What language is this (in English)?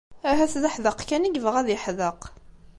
Kabyle